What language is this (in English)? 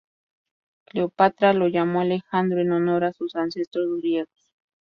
Spanish